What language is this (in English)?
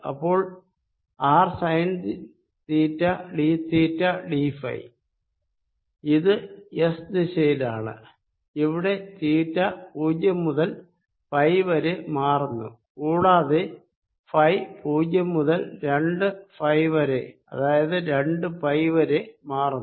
Malayalam